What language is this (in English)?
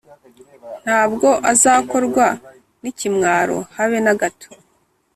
Kinyarwanda